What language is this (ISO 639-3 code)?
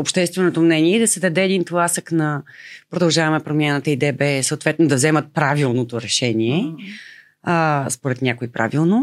bul